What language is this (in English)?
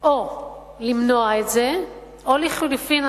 Hebrew